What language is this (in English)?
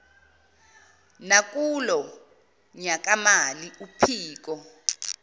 Zulu